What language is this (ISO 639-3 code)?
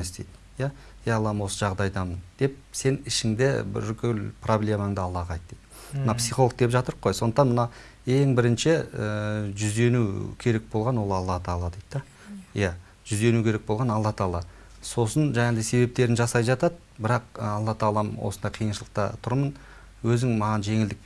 tur